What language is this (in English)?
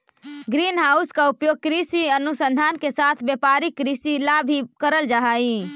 Magahi